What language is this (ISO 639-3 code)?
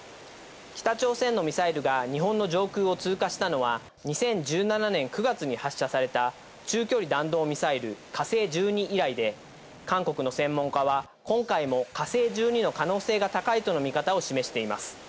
jpn